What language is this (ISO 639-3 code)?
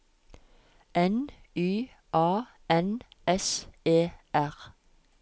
nor